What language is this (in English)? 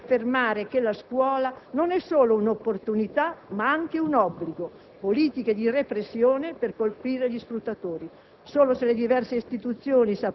Italian